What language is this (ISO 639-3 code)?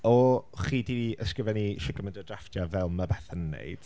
cym